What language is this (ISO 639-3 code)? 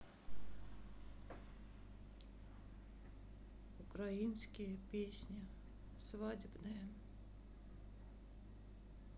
rus